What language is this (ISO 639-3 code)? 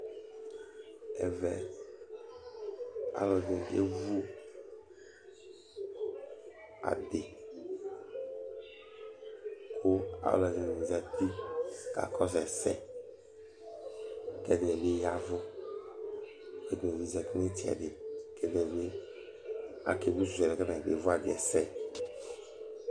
kpo